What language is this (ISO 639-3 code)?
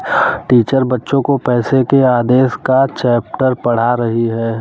hin